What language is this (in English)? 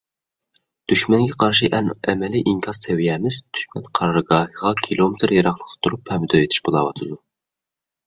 Uyghur